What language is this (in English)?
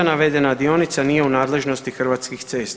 Croatian